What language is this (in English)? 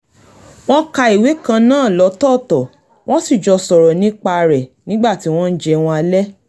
Yoruba